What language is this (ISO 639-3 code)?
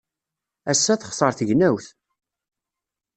kab